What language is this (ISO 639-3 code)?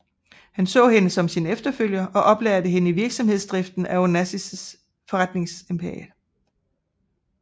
dan